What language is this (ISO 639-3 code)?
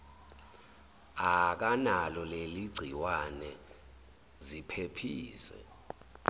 zul